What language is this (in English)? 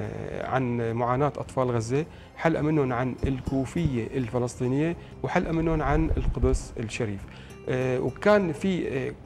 Arabic